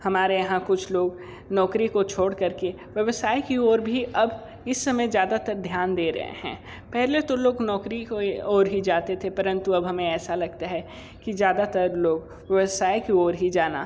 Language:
Hindi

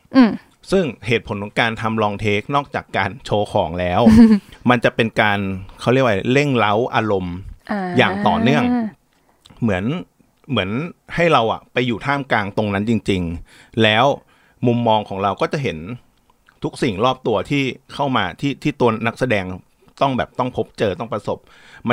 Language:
Thai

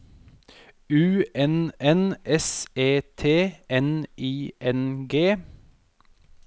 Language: Norwegian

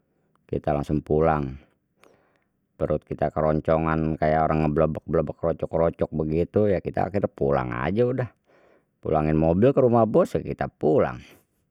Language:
Betawi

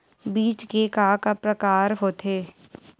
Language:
Chhattisgarhi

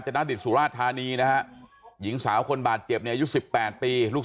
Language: Thai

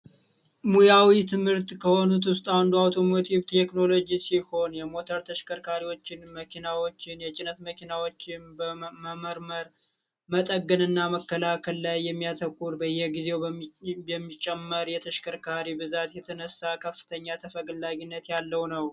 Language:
Amharic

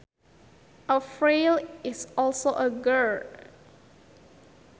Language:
Sundanese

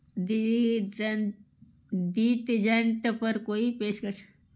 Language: Dogri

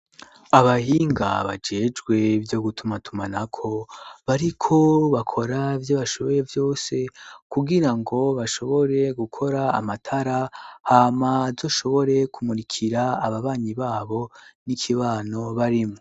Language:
Rundi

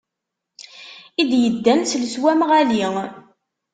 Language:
Kabyle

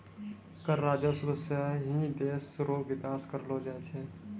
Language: Maithili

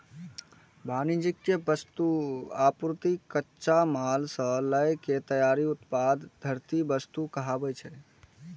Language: Maithili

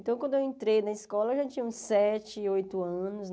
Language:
Portuguese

